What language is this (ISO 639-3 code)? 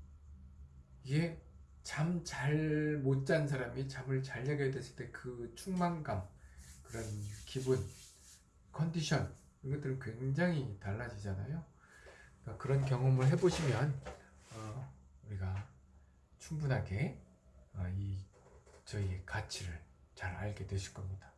kor